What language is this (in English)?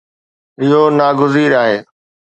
Sindhi